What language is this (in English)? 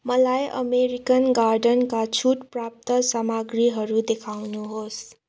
Nepali